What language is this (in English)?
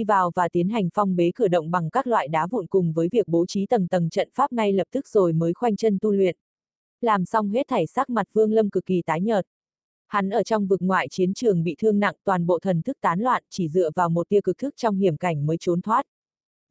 Vietnamese